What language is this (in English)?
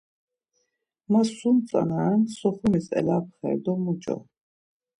Laz